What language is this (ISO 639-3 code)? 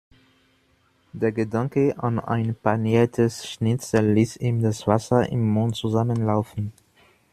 deu